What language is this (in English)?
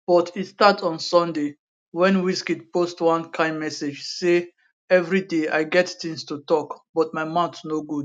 Nigerian Pidgin